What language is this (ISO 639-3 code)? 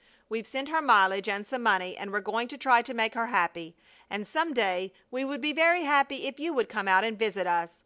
eng